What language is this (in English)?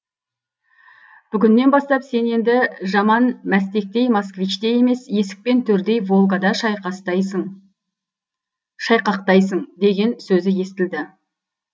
Kazakh